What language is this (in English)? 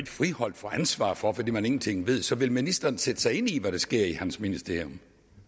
Danish